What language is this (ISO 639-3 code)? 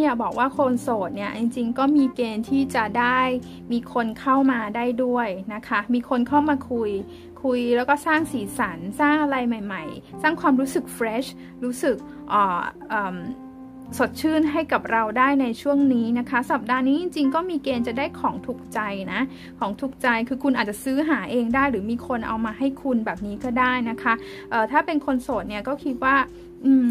tha